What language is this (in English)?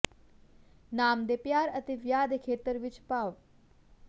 Punjabi